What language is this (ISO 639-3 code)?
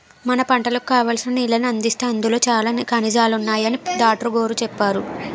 tel